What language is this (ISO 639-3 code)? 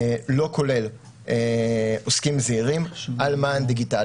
heb